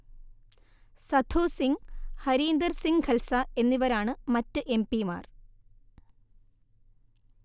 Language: Malayalam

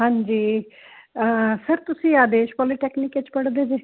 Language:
Punjabi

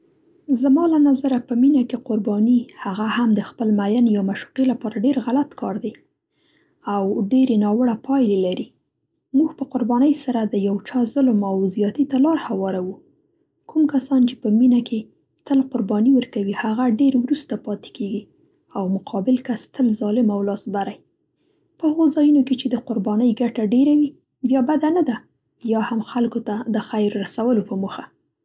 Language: Central Pashto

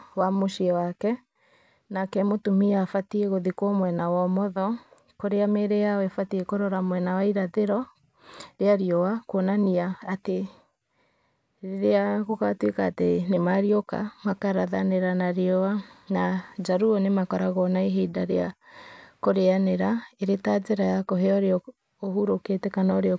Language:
Kikuyu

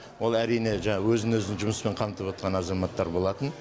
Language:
Kazakh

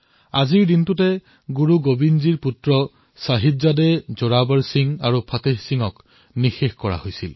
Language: Assamese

